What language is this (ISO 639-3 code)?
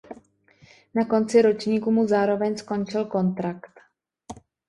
ces